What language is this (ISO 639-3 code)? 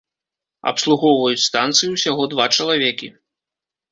bel